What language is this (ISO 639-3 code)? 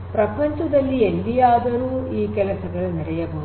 kan